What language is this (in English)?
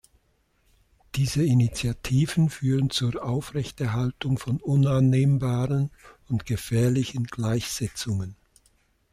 German